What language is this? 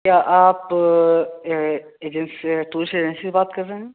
Urdu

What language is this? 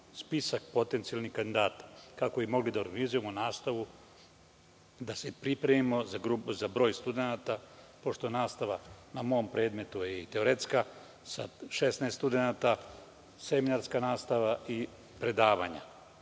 Serbian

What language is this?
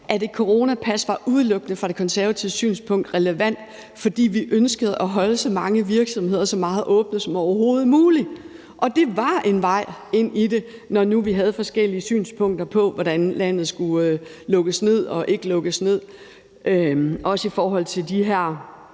Danish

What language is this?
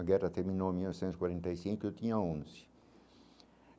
Portuguese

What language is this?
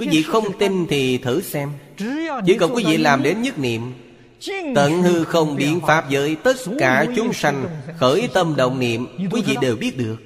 Vietnamese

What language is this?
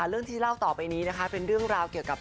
Thai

